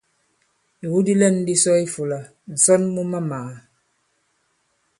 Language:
Bankon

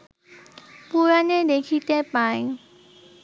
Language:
Bangla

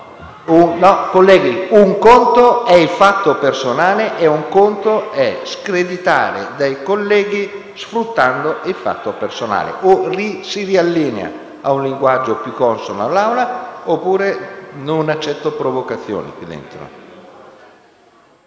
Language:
Italian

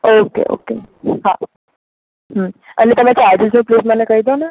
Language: Gujarati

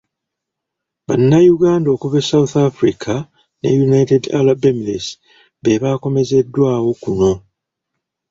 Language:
Ganda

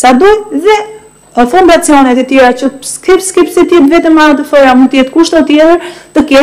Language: Romanian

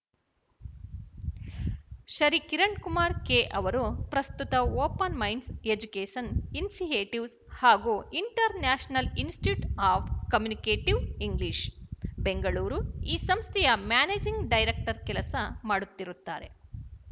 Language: Kannada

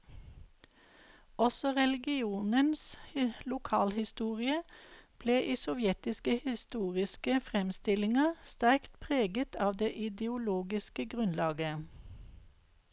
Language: Norwegian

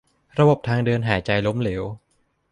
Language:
Thai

